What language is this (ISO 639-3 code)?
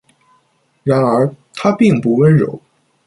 zho